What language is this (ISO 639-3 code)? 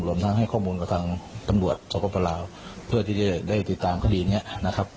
tha